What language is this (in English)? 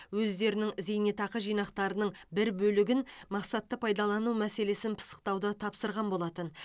Kazakh